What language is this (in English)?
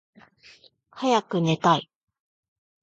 Japanese